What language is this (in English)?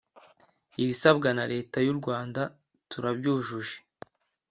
Kinyarwanda